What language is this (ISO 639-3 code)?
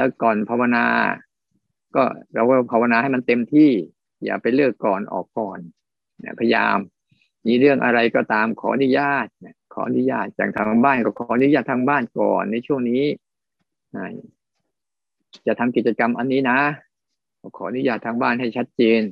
tha